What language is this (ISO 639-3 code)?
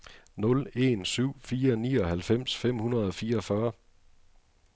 dan